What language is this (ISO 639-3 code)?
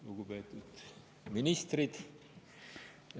est